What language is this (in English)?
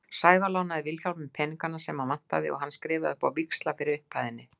Icelandic